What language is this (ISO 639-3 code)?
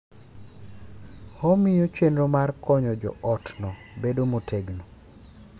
luo